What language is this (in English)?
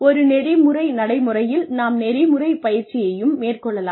Tamil